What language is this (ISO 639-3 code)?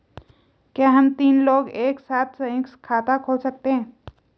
hin